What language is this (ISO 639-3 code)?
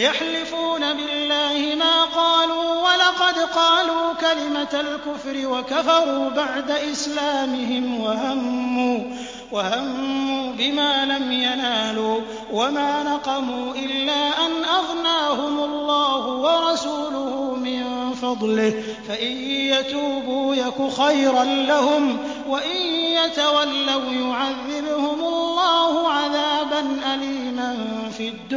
ara